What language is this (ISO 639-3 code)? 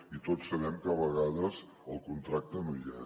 cat